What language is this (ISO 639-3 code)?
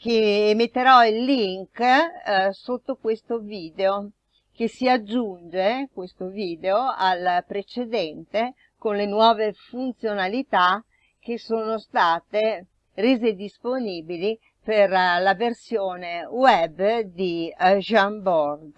ita